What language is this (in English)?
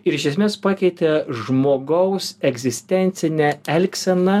Lithuanian